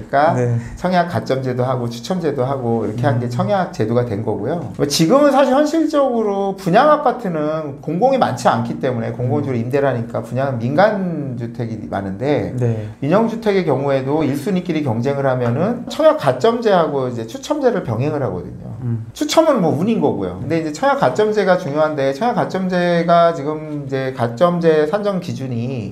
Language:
Korean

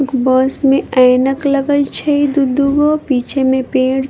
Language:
Maithili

